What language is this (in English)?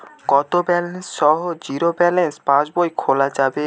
Bangla